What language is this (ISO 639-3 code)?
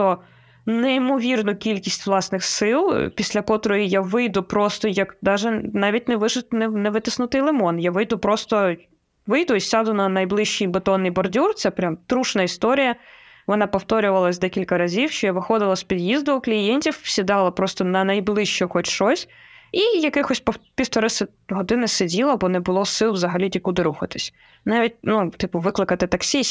ukr